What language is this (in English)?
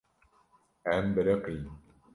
Kurdish